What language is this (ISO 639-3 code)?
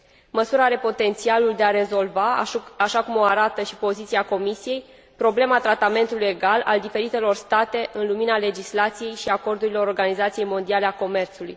ron